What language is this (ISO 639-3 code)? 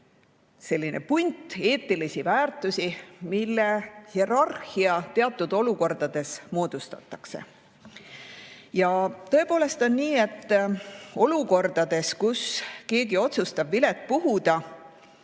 est